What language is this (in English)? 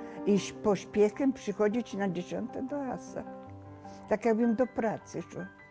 Polish